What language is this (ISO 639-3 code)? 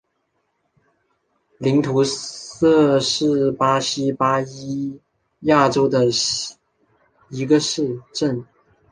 zho